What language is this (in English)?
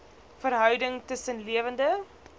Afrikaans